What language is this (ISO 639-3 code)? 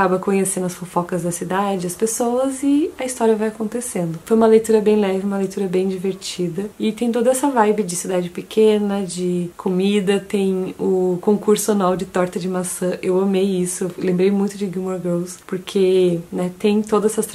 por